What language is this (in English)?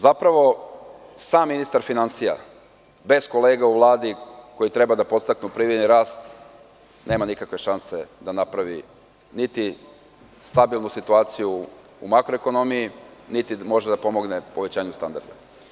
Serbian